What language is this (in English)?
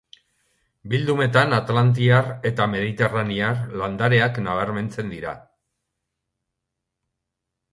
Basque